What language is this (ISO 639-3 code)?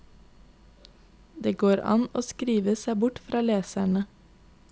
nor